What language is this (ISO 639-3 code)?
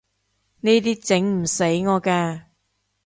yue